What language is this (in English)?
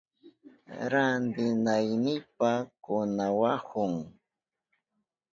Southern Pastaza Quechua